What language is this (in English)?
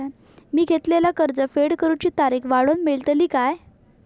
Marathi